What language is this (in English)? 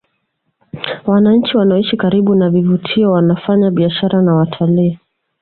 Swahili